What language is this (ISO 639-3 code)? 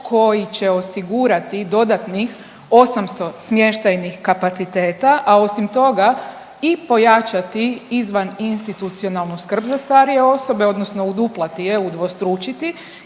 hrv